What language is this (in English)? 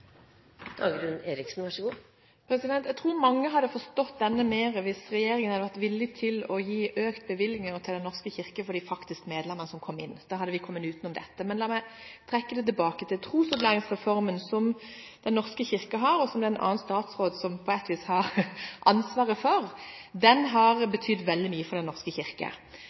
Norwegian